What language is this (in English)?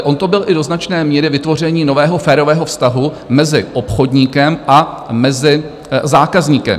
Czech